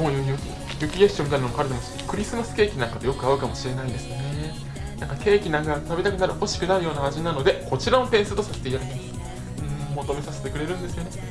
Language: Japanese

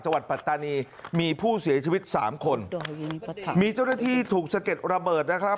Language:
Thai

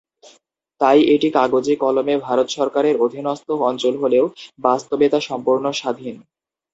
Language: Bangla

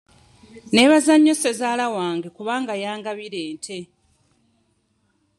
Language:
Ganda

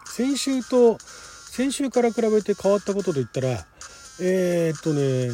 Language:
Japanese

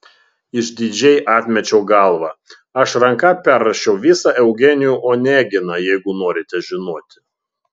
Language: Lithuanian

